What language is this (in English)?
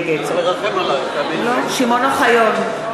Hebrew